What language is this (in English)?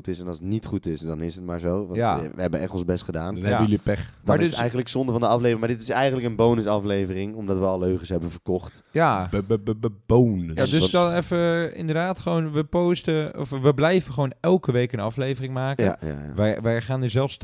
Dutch